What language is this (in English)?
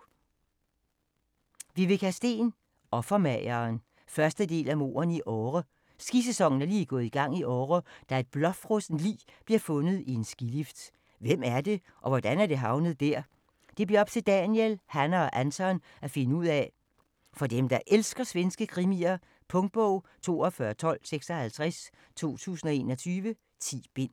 Danish